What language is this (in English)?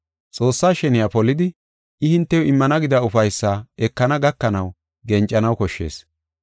Gofa